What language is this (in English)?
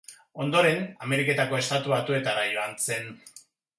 Basque